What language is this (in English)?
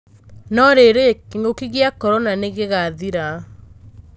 Kikuyu